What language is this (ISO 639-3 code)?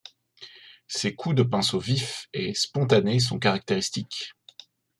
fra